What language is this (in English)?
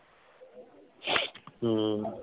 Punjabi